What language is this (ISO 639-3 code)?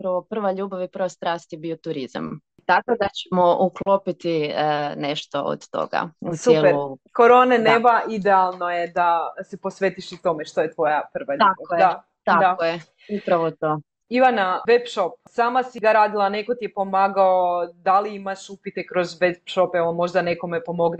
hrv